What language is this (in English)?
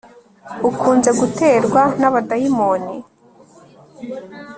Kinyarwanda